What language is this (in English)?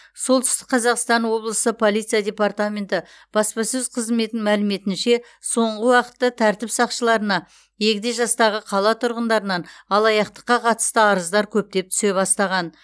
Kazakh